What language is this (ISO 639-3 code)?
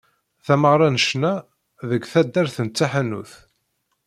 kab